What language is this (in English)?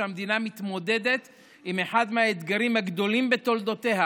Hebrew